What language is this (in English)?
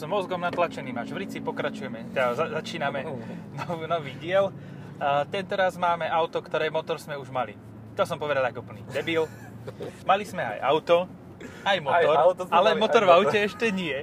Slovak